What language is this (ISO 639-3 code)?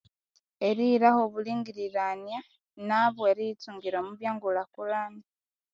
koo